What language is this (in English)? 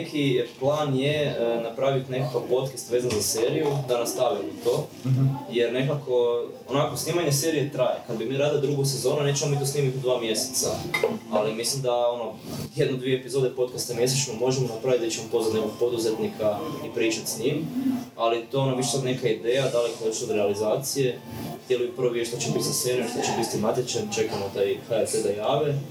Croatian